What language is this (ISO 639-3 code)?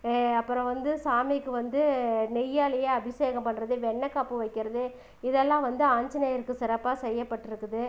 tam